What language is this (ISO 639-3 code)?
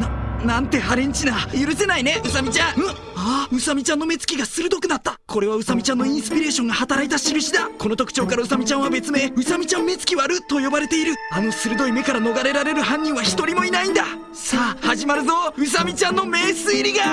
jpn